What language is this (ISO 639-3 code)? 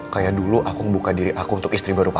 ind